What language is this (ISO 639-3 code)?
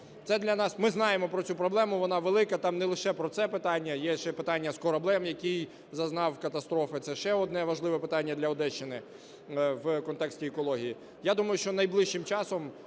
ukr